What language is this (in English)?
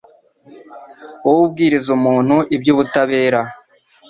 Kinyarwanda